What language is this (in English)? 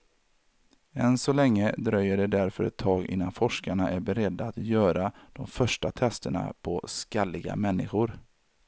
Swedish